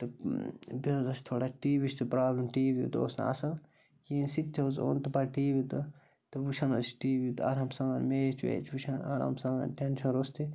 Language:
Kashmiri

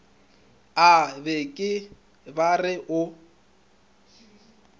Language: Northern Sotho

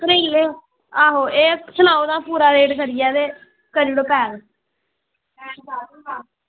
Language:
Dogri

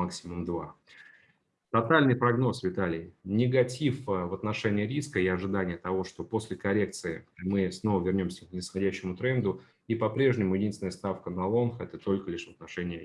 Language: Russian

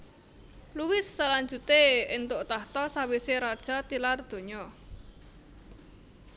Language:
Javanese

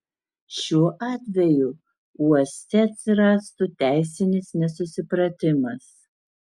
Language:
Lithuanian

